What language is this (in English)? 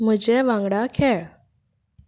Konkani